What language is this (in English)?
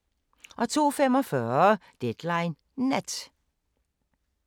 Danish